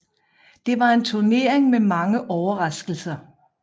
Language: Danish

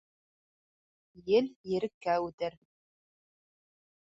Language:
Bashkir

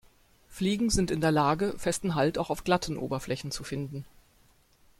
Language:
German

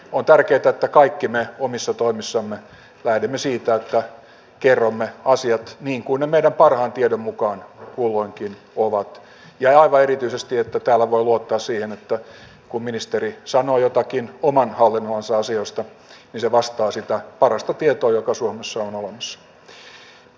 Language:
Finnish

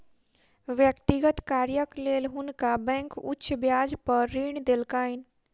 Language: Maithili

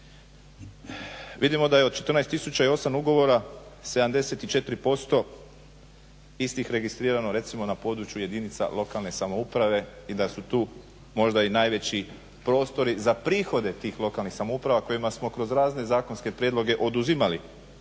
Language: Croatian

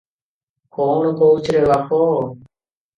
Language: Odia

